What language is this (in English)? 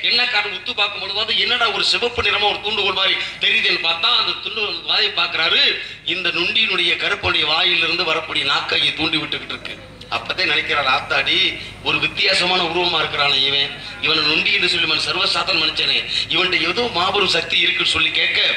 Arabic